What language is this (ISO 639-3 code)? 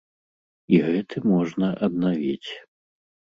bel